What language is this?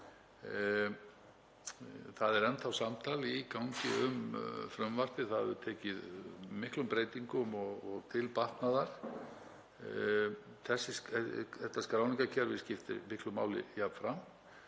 Icelandic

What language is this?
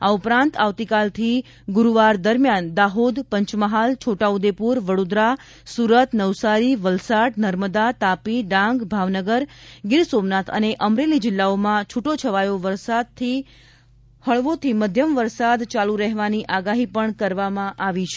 Gujarati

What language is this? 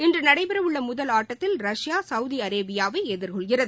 Tamil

